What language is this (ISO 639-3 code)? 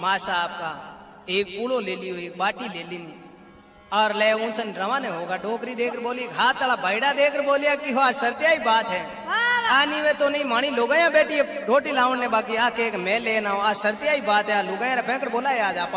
hin